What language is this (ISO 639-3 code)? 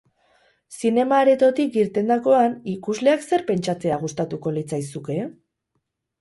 eus